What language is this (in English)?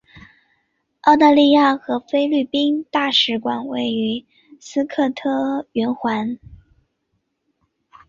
Chinese